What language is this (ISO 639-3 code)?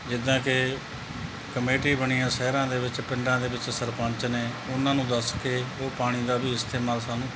pan